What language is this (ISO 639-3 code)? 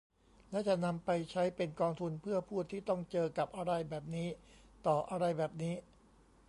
tha